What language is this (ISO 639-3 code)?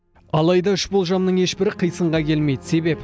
kaz